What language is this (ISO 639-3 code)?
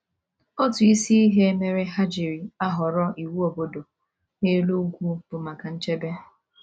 ibo